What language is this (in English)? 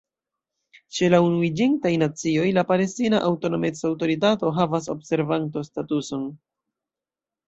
Esperanto